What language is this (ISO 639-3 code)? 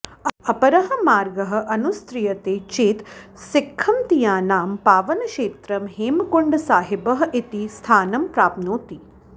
san